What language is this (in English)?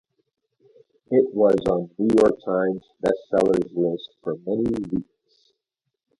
English